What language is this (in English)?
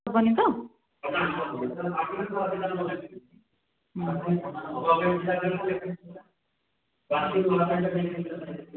Odia